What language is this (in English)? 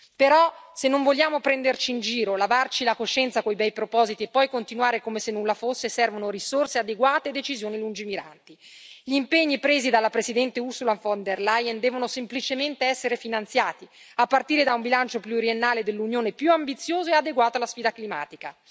Italian